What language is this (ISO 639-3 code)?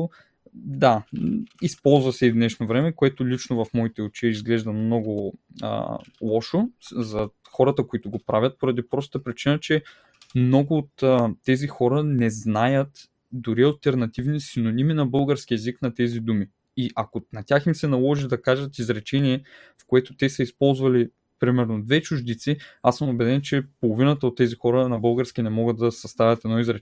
bul